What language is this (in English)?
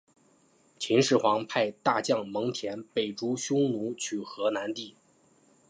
Chinese